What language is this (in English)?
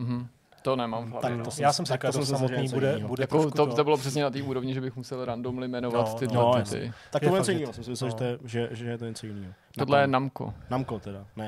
Czech